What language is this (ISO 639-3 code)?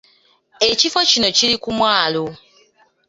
lug